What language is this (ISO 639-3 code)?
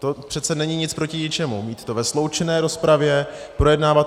ces